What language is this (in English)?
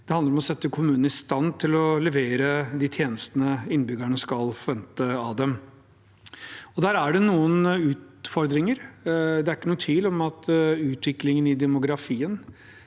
Norwegian